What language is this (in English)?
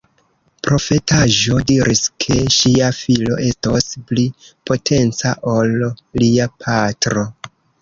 Esperanto